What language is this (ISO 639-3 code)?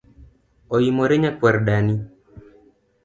luo